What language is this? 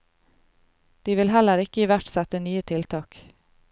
Norwegian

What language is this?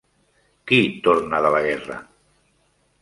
Catalan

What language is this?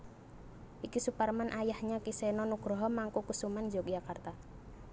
Javanese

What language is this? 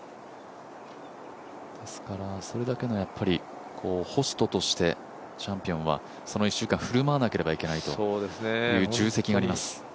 Japanese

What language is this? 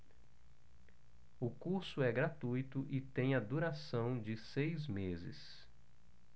Portuguese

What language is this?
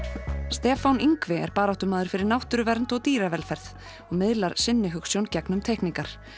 Icelandic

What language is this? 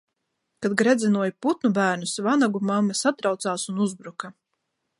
Latvian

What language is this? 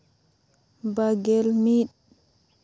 Santali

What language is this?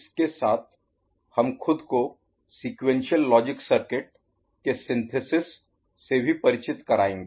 Hindi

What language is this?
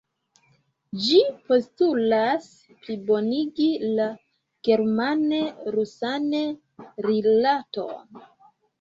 Esperanto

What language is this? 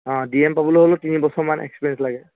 Assamese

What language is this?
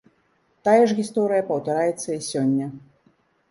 Belarusian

